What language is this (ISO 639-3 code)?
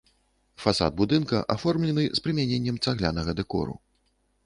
bel